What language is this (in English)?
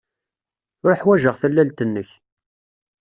Kabyle